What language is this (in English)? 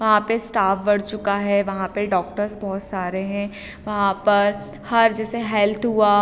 Hindi